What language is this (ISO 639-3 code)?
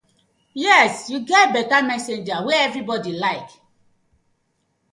pcm